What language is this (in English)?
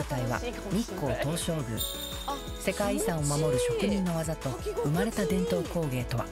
Japanese